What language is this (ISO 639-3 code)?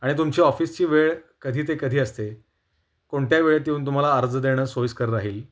mar